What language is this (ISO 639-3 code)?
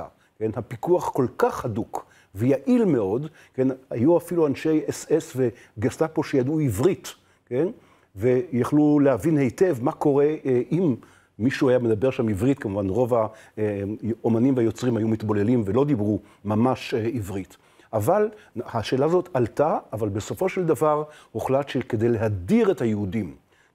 heb